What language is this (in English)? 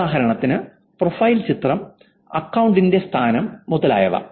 Malayalam